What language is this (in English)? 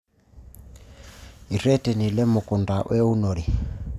Masai